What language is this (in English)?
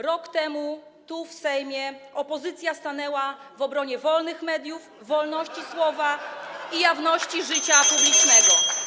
Polish